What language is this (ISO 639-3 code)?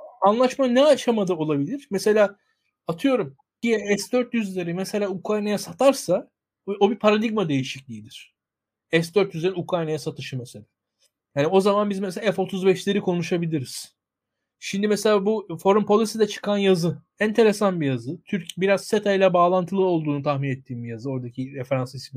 tur